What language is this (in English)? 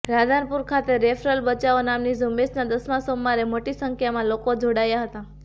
Gujarati